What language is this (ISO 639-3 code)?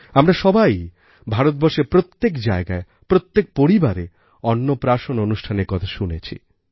ben